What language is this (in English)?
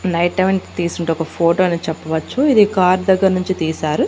Telugu